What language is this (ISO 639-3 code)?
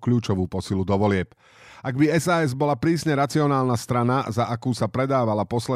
slk